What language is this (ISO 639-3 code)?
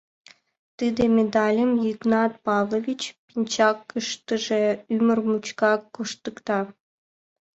chm